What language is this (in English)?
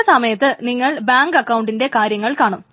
Malayalam